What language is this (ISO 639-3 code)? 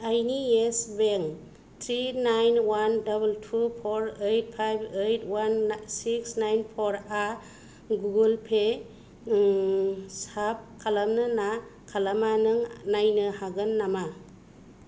brx